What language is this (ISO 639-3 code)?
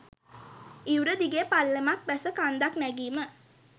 sin